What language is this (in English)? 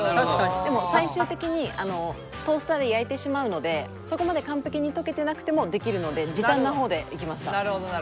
Japanese